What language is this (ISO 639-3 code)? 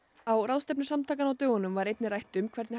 isl